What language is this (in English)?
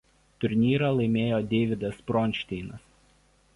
Lithuanian